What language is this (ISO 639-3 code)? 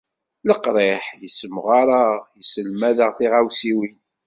kab